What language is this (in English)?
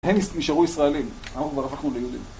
Hebrew